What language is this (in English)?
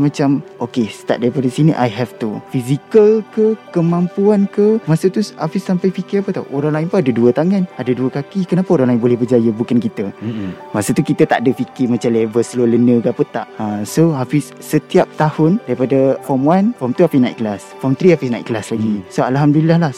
Malay